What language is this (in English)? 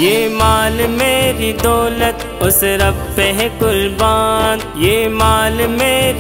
Vietnamese